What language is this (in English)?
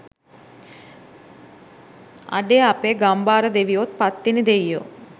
Sinhala